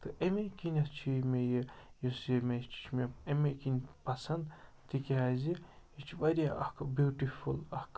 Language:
Kashmiri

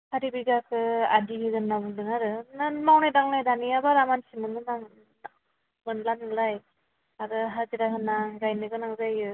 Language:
Bodo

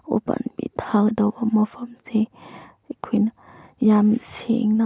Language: Manipuri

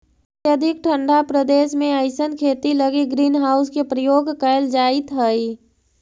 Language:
Magahi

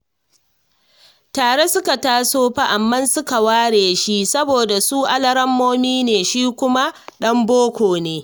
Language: Hausa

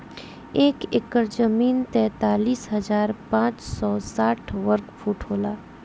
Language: Bhojpuri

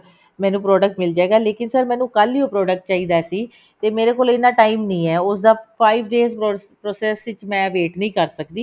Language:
Punjabi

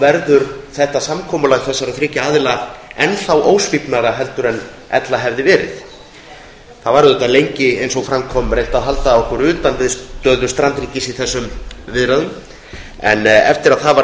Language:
Icelandic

